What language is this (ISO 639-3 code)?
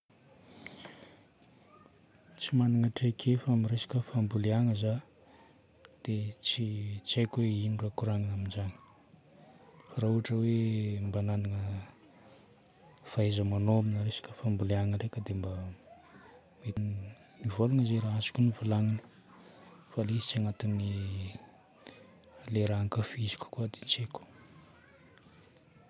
bmm